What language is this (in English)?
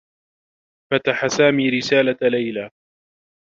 Arabic